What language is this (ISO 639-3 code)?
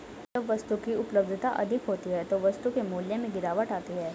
hin